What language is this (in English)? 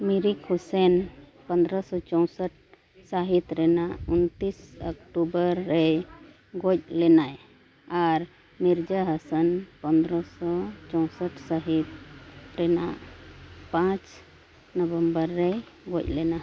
Santali